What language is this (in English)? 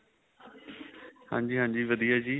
Punjabi